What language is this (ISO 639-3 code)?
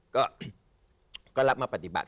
tha